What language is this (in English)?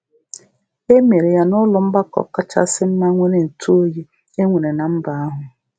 Igbo